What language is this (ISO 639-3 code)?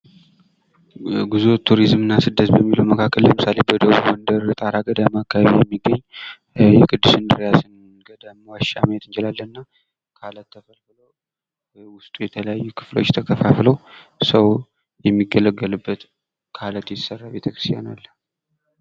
amh